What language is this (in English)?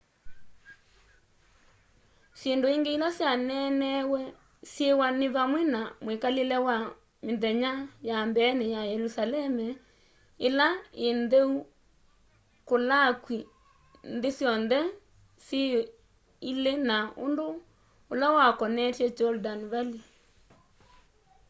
Kamba